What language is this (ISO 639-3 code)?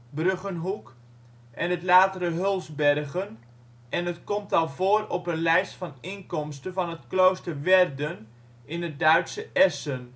nld